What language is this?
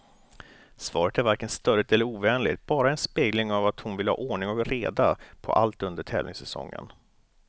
Swedish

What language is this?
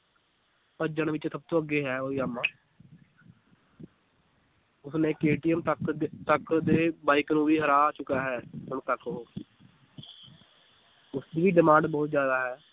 Punjabi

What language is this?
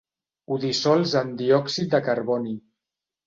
Catalan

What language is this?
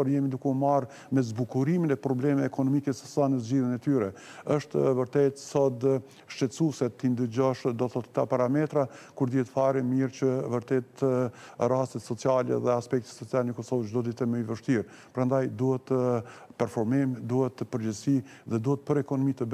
Romanian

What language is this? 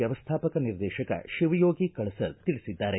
Kannada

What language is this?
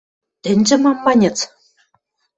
Western Mari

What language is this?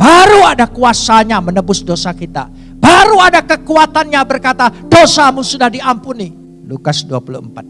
Indonesian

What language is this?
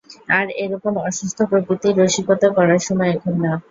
Bangla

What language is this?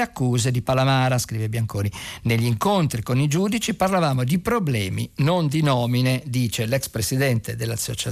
Italian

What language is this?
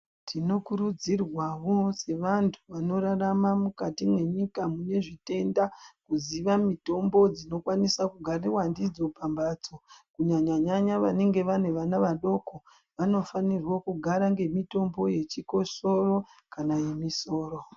Ndau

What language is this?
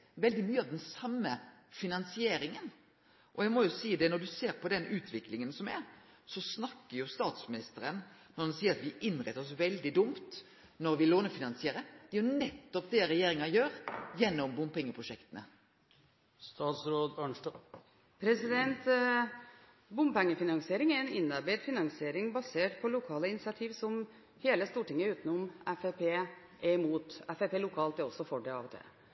Norwegian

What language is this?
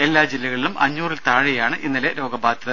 Malayalam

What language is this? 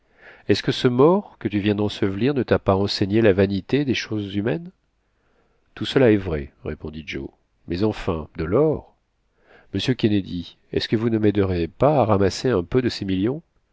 French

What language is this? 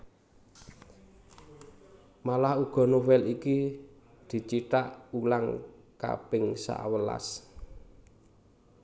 Javanese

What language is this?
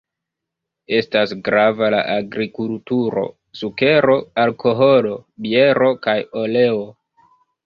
Esperanto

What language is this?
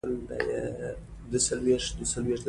Pashto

